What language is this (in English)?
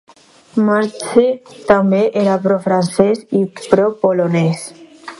Catalan